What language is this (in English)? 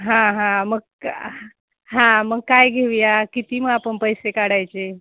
Marathi